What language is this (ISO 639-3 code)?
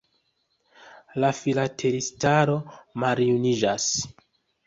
epo